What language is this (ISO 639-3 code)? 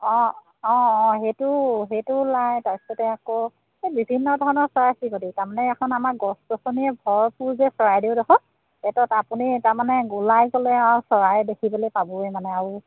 asm